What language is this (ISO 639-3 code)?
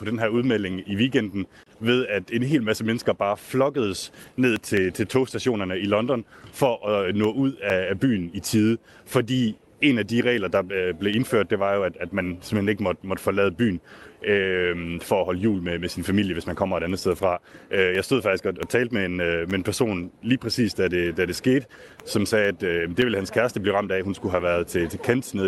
dan